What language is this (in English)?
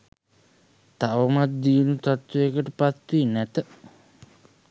Sinhala